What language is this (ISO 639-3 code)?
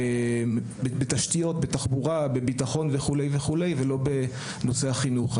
heb